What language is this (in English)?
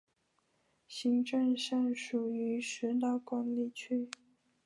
Chinese